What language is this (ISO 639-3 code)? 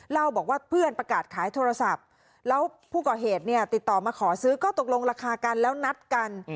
tha